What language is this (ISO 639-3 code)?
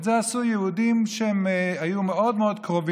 heb